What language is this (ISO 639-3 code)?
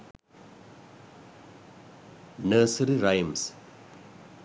sin